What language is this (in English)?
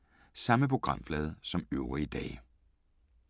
Danish